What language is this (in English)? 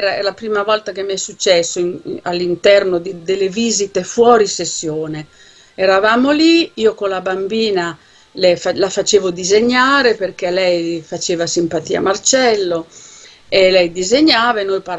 Italian